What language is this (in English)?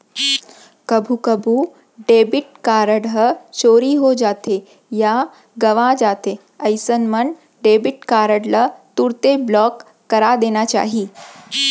Chhattisgarhi